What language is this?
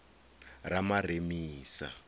Venda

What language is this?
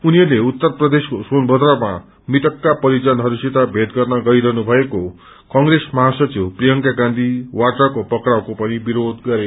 Nepali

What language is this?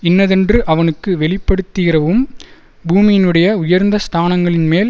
Tamil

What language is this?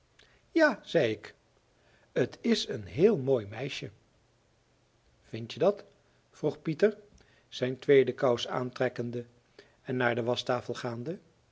Dutch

